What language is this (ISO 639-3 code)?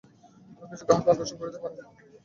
ben